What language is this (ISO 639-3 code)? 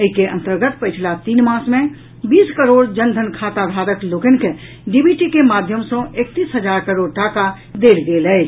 mai